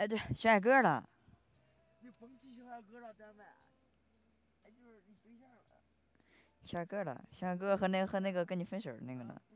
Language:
Chinese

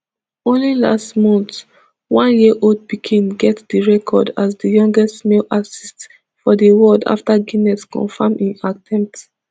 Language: Nigerian Pidgin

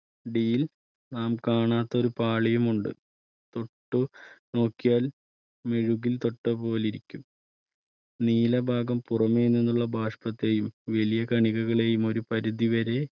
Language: Malayalam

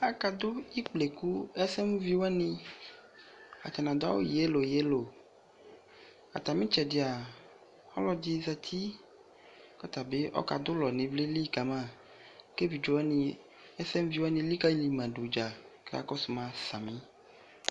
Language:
Ikposo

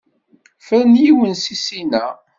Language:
Kabyle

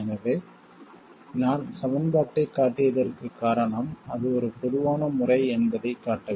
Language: Tamil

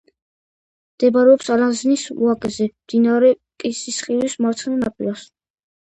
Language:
Georgian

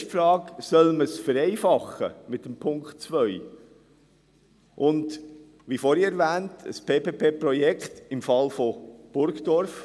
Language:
Swiss German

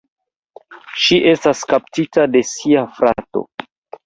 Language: Esperanto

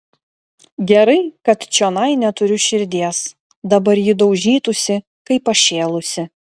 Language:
Lithuanian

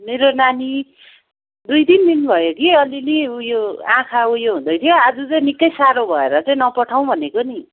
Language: Nepali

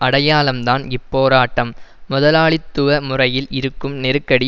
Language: Tamil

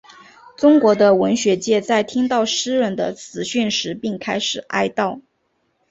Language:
Chinese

